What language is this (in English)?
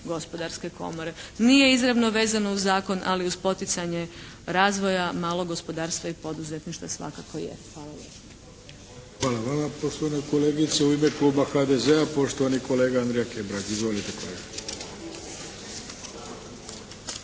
Croatian